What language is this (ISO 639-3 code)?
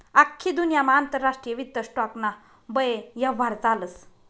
mar